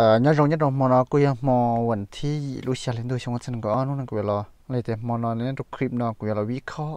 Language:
Thai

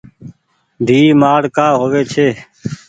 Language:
Goaria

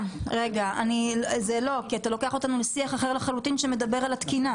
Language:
Hebrew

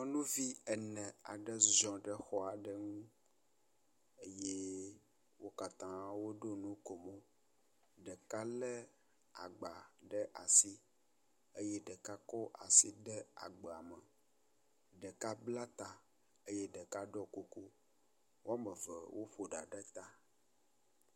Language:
Ewe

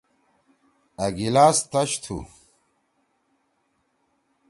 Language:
Torwali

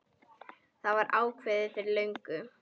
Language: Icelandic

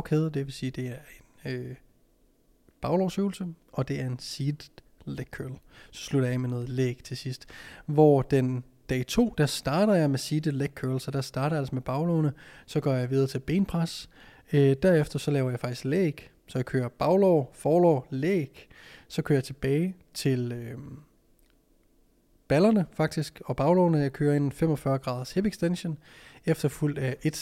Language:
Danish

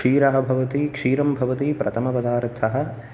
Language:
Sanskrit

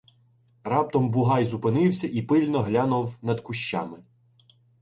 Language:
Ukrainian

